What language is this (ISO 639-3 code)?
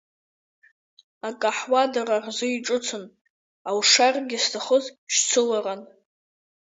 abk